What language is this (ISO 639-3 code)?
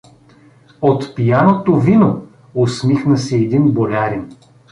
bul